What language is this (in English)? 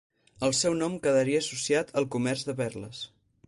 Catalan